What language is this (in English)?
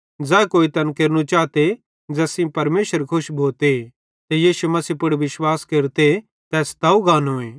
Bhadrawahi